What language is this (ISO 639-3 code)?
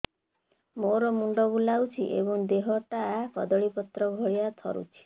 ori